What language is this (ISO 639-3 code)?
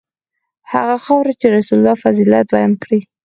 pus